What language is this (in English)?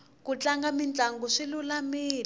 Tsonga